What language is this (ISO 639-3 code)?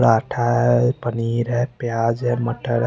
hin